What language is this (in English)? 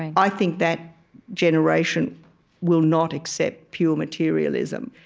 English